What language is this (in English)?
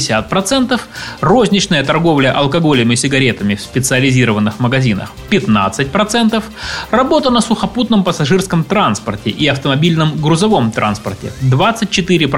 Russian